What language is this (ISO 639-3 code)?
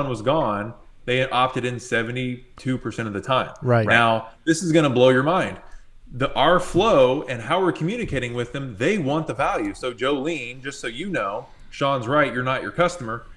eng